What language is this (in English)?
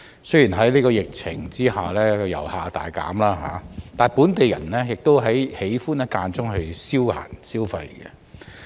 Cantonese